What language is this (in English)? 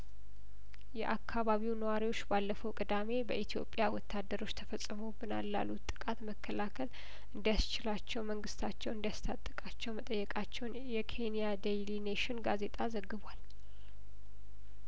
Amharic